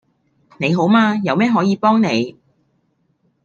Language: Cantonese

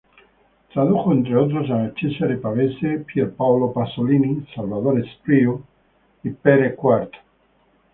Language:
Spanish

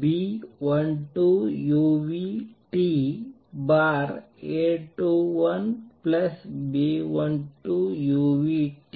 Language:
Kannada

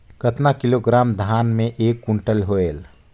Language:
Chhattisgarhi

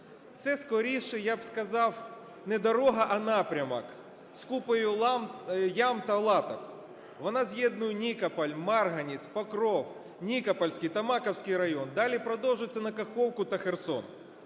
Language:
Ukrainian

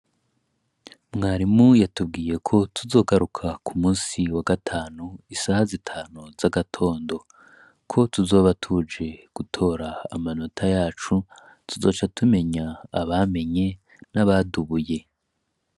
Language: Rundi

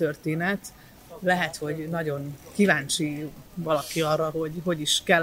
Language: Hungarian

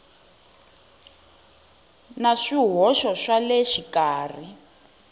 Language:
Tsonga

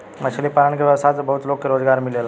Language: Bhojpuri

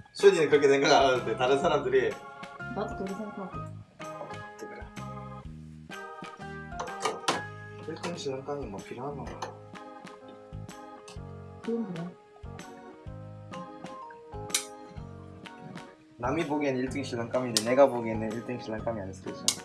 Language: Korean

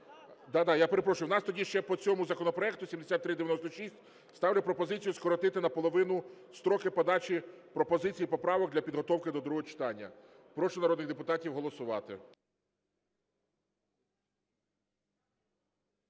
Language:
Ukrainian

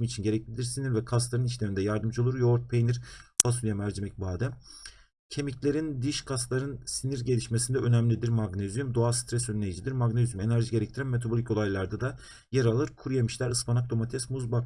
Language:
Turkish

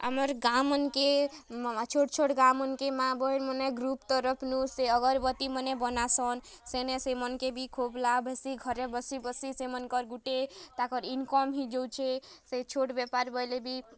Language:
Odia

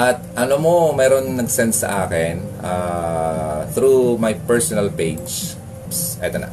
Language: Filipino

